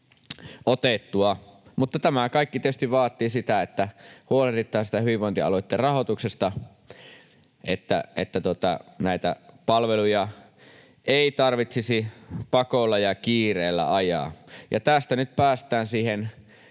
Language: Finnish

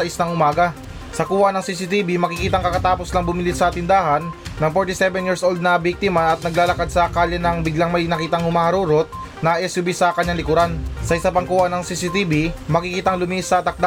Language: Filipino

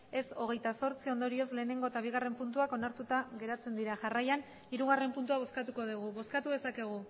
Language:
Basque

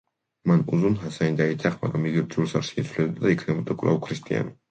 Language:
Georgian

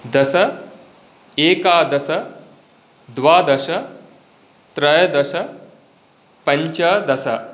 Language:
Sanskrit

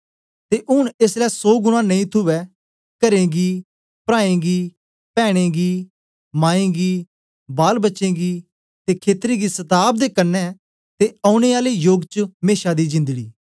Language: Dogri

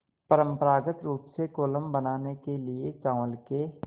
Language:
Hindi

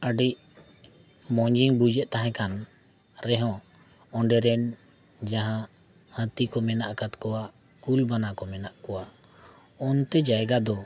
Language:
Santali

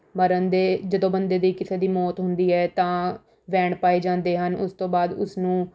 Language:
Punjabi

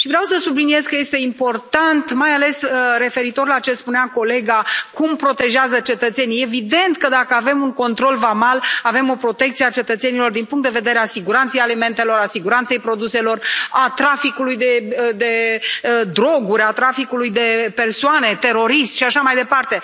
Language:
Romanian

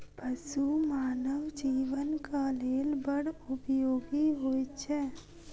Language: Maithili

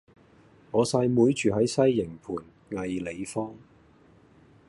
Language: Cantonese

